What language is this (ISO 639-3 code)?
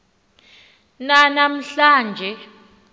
xho